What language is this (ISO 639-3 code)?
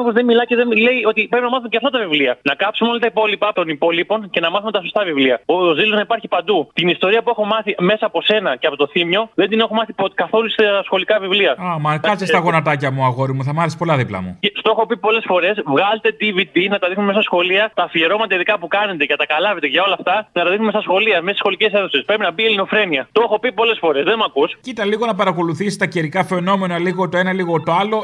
ell